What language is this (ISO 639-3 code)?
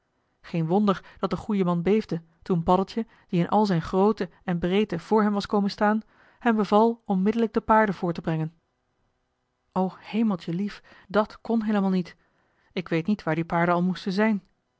nld